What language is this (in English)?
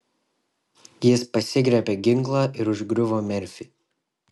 Lithuanian